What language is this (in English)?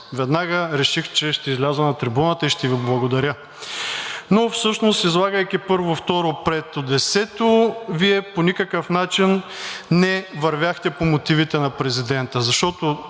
Bulgarian